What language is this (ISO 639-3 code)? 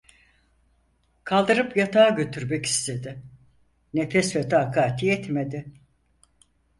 tur